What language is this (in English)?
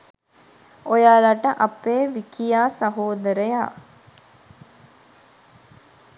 Sinhala